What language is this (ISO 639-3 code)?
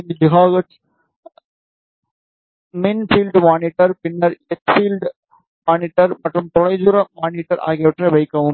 tam